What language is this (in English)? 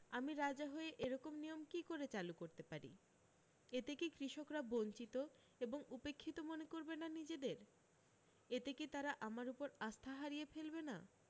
Bangla